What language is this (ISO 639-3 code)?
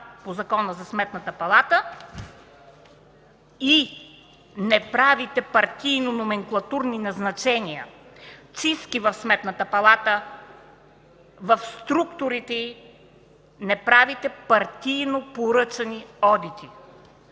bul